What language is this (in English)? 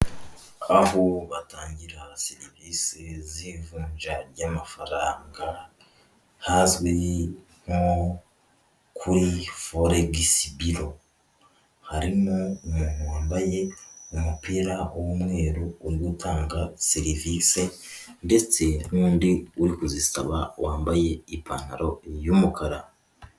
Kinyarwanda